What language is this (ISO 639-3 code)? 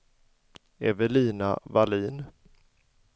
swe